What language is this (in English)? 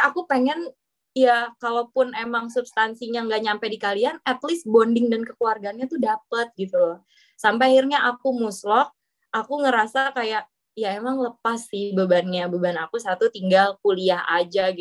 Indonesian